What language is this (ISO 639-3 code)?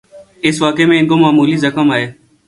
urd